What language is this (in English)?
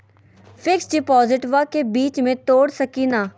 Magahi